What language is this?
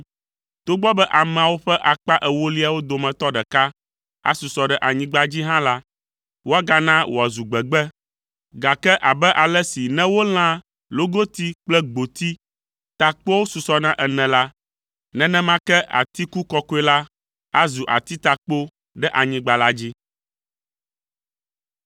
Ewe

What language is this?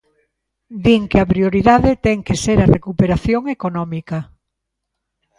Galician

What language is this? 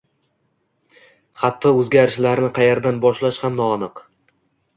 Uzbek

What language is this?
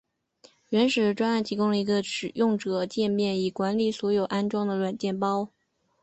Chinese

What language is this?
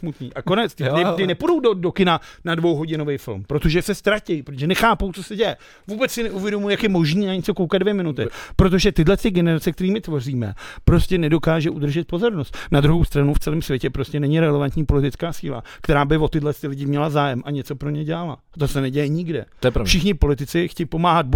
Czech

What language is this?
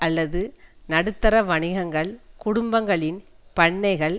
Tamil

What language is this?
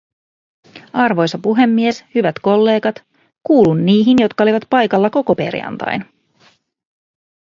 Finnish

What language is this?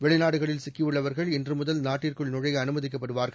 Tamil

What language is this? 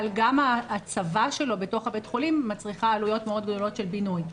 Hebrew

